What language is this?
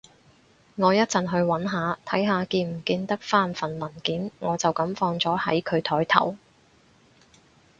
Cantonese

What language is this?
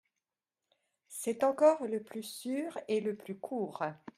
French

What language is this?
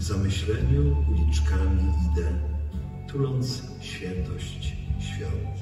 Polish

